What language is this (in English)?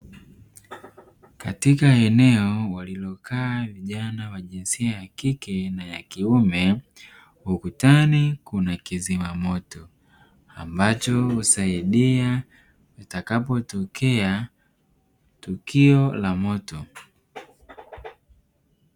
Swahili